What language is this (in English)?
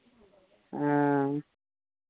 Maithili